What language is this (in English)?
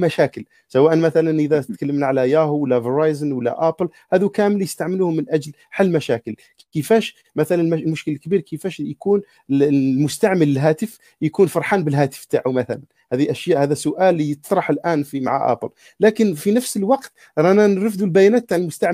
Arabic